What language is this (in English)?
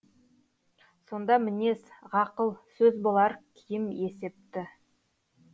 Kazakh